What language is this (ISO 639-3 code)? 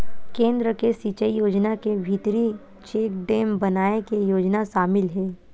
hne